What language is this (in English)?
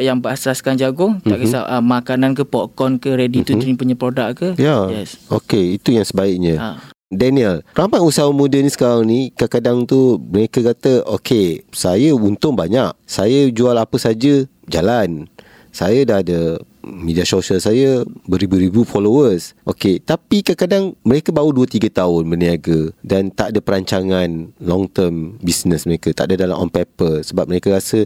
Malay